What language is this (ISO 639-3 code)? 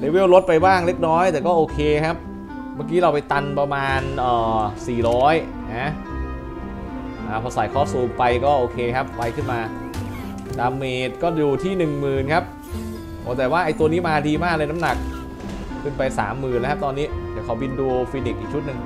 tha